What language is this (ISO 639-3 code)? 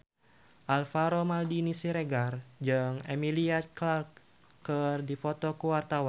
sun